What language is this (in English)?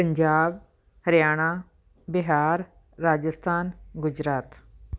Punjabi